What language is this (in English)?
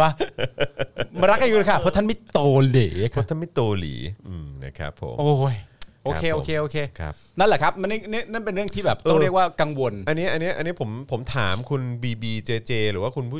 Thai